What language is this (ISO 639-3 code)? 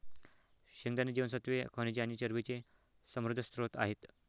mar